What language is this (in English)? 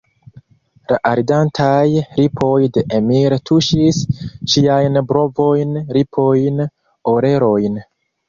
Esperanto